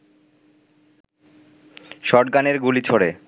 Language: Bangla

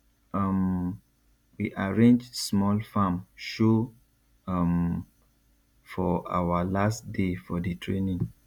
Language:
Nigerian Pidgin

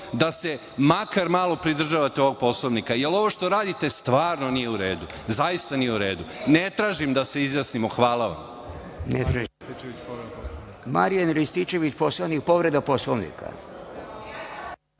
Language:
Serbian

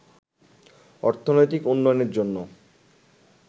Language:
Bangla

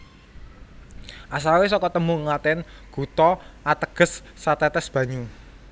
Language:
Javanese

